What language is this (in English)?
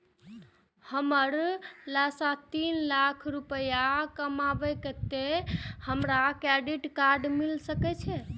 Maithili